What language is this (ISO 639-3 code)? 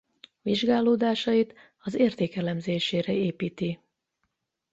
hun